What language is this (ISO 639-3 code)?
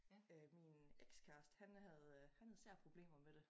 dan